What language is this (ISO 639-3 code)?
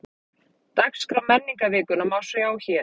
isl